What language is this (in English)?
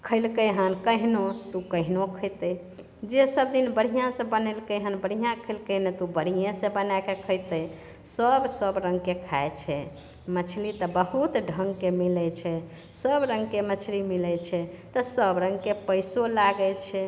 Maithili